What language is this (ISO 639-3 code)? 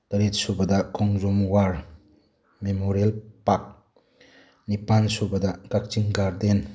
mni